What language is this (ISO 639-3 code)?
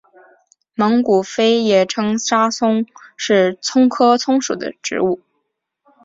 zho